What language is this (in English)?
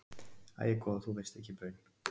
Icelandic